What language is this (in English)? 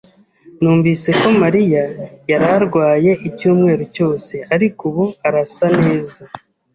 Kinyarwanda